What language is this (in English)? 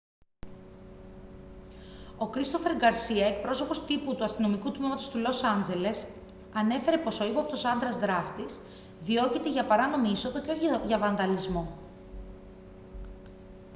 Greek